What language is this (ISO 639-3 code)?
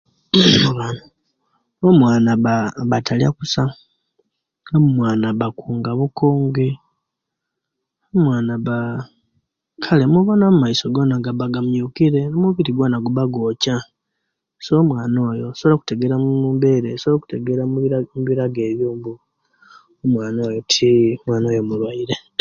lke